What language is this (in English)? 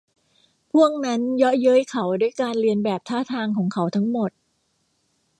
Thai